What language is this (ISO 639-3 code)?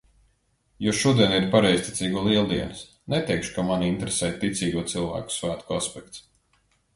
lav